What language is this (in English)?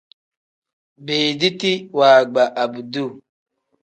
Tem